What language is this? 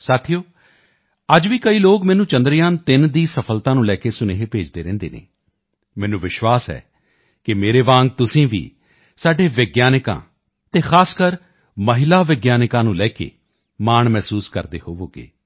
Punjabi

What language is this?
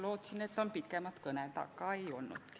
Estonian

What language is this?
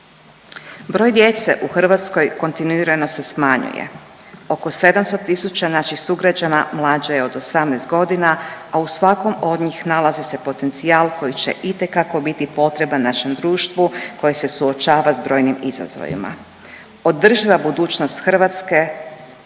Croatian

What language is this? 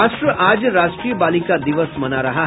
Hindi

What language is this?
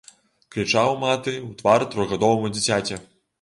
Belarusian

